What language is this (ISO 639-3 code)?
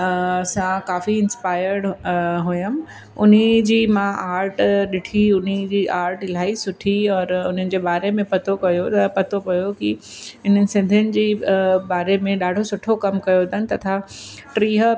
snd